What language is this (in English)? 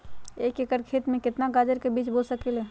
Magahi